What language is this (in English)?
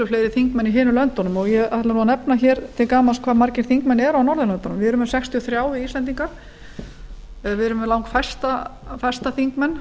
Icelandic